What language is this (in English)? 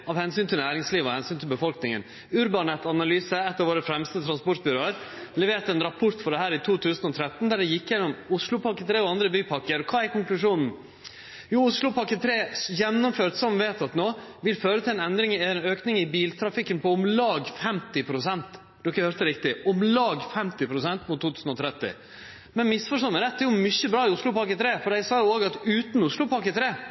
Norwegian Nynorsk